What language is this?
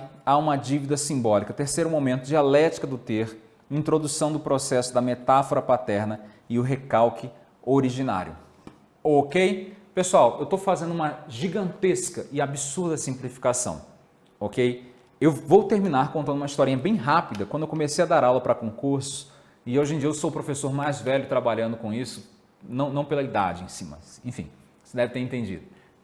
Portuguese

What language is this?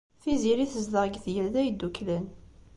Kabyle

